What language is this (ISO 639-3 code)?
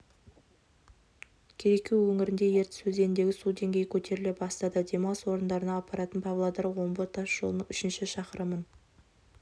kaz